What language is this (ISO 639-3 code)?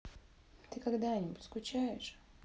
rus